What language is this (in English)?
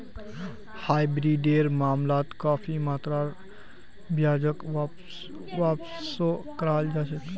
Magahi